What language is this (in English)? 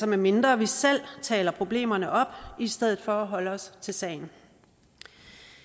Danish